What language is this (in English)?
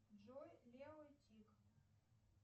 Russian